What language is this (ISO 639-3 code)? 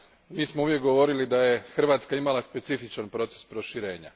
hrv